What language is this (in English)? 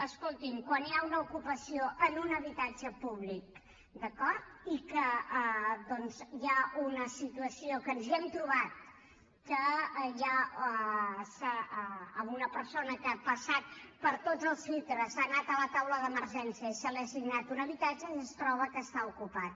Catalan